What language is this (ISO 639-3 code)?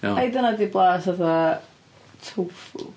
cym